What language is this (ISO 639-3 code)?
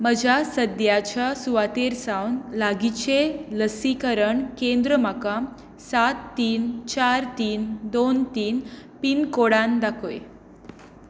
kok